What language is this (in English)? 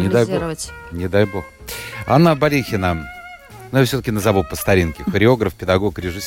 Russian